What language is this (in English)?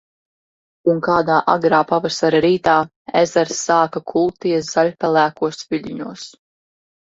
Latvian